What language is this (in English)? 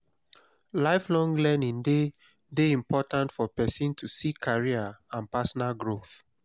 Nigerian Pidgin